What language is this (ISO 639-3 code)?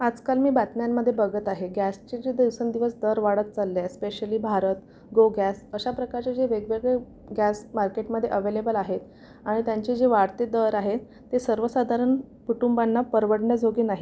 mar